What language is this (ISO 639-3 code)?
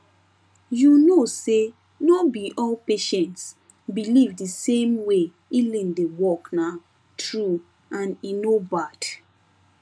pcm